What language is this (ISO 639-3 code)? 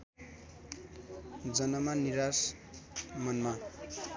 nep